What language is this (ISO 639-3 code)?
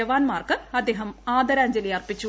mal